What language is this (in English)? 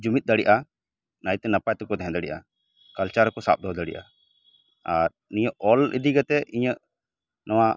Santali